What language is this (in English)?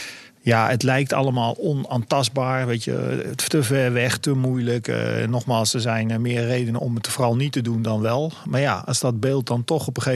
Dutch